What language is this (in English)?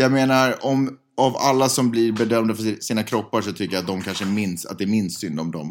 Swedish